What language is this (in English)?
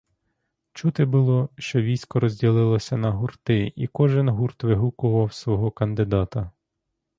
Ukrainian